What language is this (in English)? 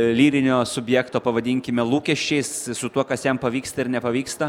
Lithuanian